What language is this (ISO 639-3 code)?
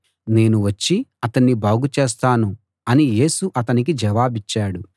tel